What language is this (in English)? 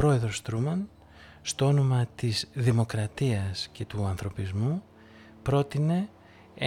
Greek